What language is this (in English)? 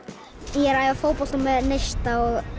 Icelandic